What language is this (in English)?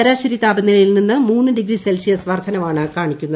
Malayalam